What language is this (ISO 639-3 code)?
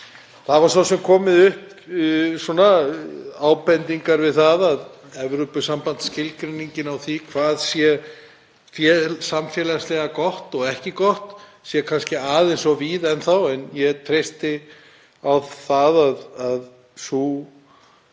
isl